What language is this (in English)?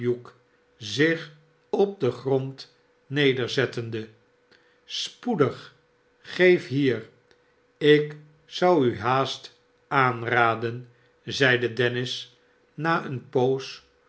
Dutch